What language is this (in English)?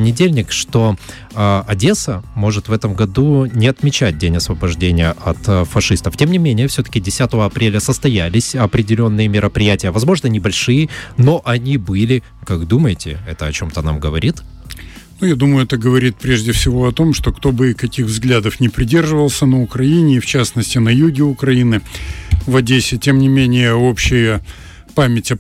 Russian